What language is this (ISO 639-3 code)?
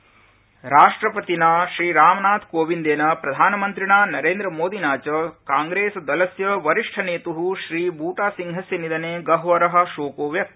san